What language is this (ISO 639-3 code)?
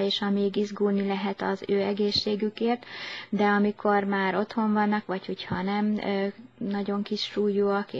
hun